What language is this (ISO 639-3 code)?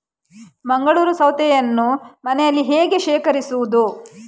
kan